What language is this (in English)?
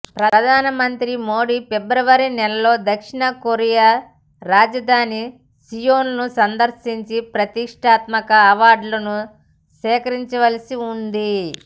Telugu